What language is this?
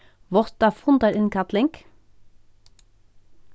Faroese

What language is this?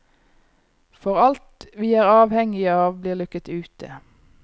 Norwegian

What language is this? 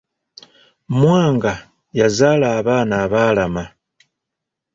Ganda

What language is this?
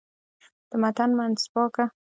Pashto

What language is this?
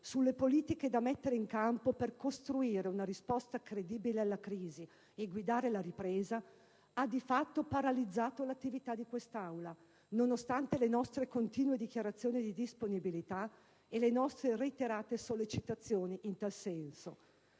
Italian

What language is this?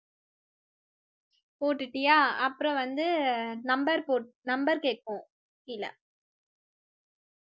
Tamil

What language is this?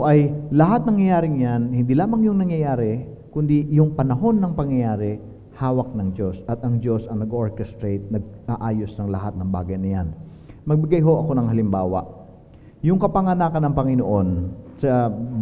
Filipino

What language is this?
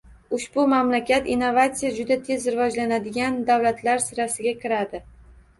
Uzbek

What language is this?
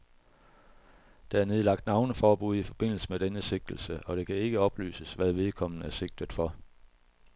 Danish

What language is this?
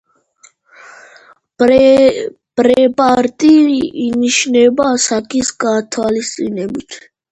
Georgian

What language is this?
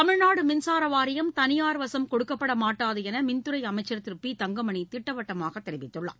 Tamil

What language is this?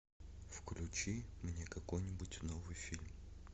Russian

